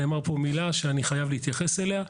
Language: Hebrew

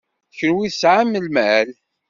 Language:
Kabyle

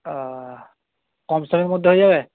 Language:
Bangla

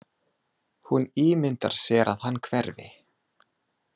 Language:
Icelandic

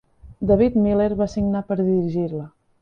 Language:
Catalan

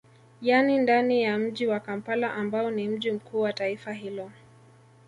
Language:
Swahili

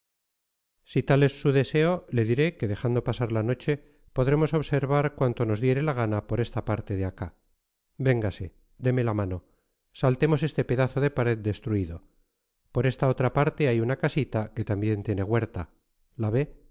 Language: Spanish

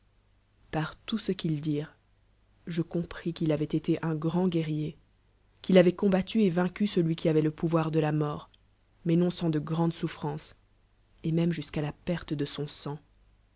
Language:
French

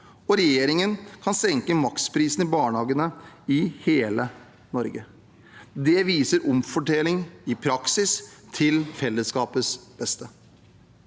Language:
Norwegian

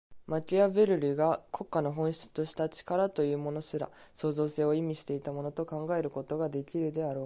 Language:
Japanese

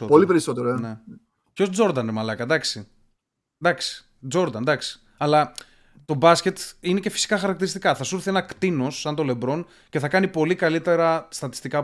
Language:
Greek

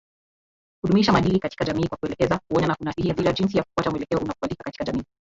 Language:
Swahili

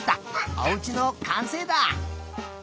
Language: Japanese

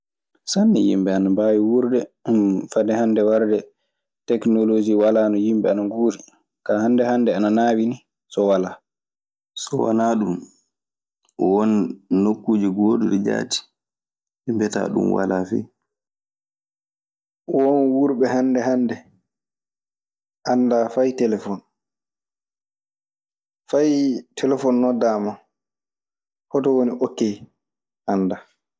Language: Maasina Fulfulde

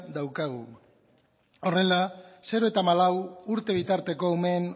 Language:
Basque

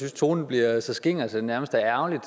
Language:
Danish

